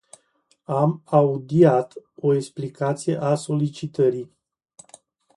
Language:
Romanian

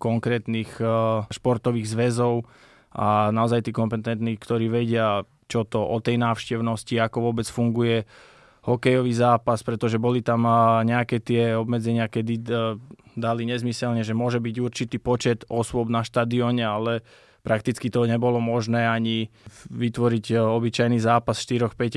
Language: Slovak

